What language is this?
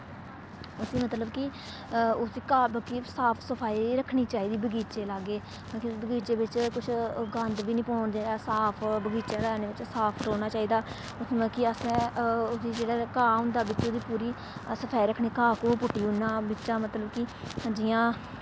Dogri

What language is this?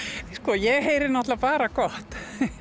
Icelandic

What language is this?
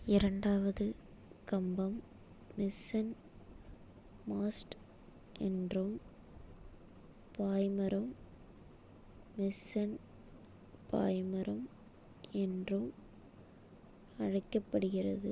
Tamil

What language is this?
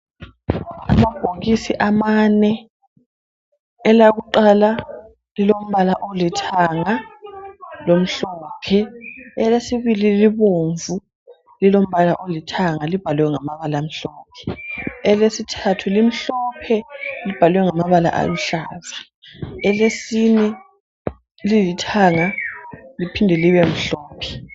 North Ndebele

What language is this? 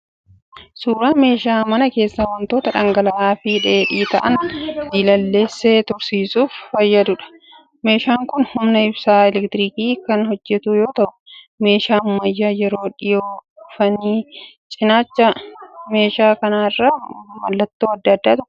Oromo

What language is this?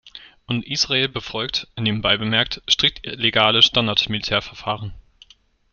German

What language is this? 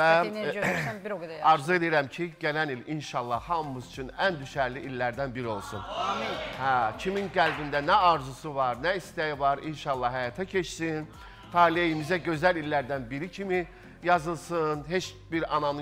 Turkish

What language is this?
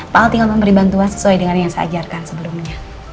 Indonesian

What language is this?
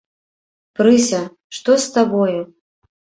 Belarusian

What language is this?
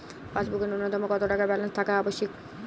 Bangla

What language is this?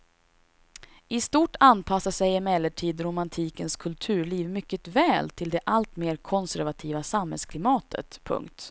Swedish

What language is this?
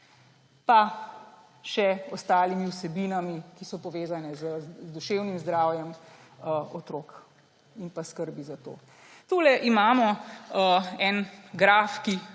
Slovenian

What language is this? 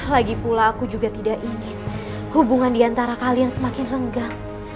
Indonesian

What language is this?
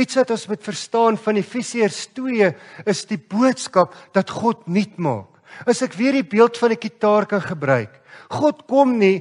Dutch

